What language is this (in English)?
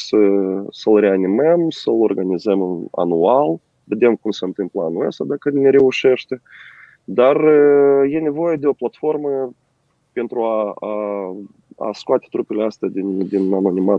Romanian